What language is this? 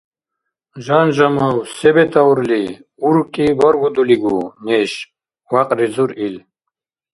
Dargwa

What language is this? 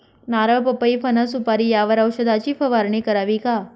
Marathi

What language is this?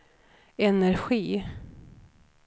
Swedish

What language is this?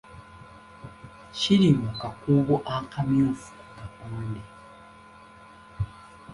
Ganda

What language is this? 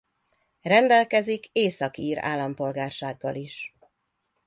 Hungarian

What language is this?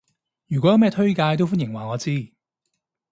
Cantonese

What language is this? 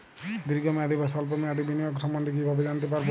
Bangla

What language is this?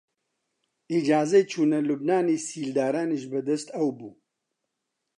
Central Kurdish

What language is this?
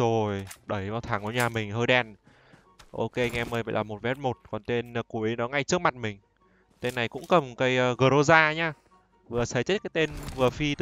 Vietnamese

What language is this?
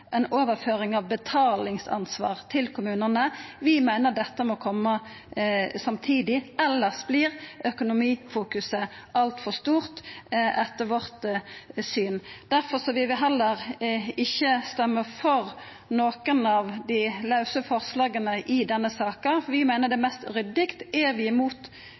Norwegian Nynorsk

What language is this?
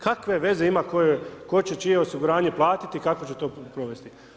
Croatian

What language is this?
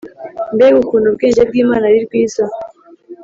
Kinyarwanda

